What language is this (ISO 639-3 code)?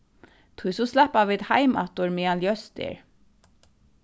fao